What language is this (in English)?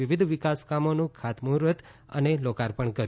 Gujarati